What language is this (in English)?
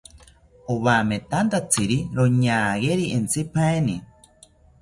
South Ucayali Ashéninka